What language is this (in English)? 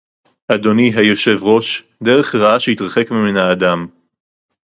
Hebrew